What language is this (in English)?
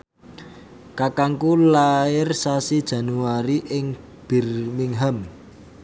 Javanese